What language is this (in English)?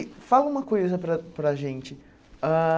Portuguese